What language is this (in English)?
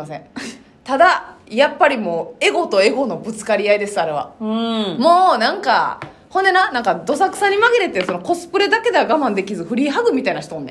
Japanese